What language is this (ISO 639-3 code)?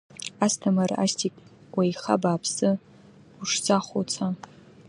abk